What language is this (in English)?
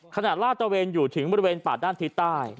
Thai